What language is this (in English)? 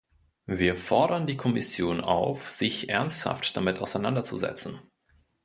German